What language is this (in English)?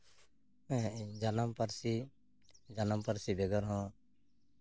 Santali